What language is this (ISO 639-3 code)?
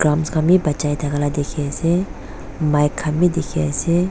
nag